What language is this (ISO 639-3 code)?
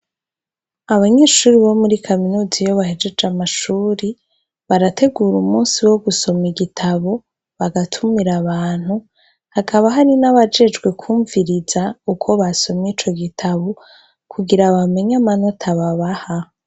run